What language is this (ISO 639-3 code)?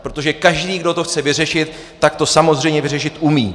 ces